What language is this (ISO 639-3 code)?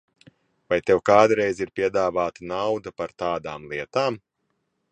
lav